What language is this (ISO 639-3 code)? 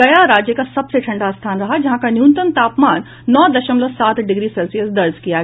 hin